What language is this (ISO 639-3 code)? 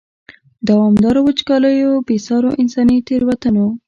pus